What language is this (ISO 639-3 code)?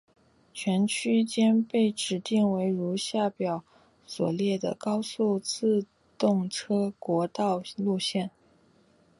zho